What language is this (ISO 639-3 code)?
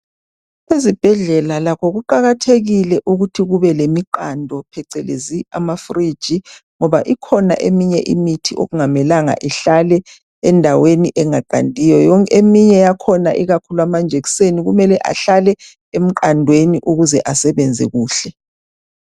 nde